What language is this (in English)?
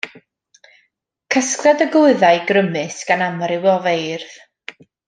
Welsh